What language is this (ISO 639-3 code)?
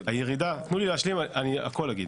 heb